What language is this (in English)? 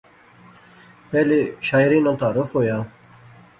Pahari-Potwari